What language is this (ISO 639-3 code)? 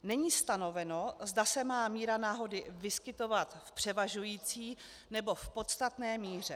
ces